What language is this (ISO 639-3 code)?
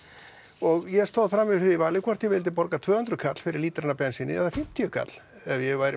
isl